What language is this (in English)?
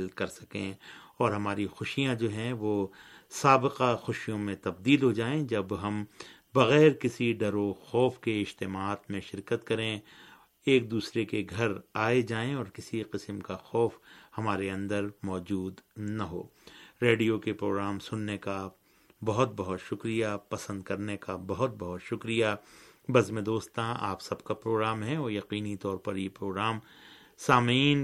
Urdu